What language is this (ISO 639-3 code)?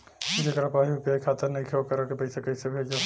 bho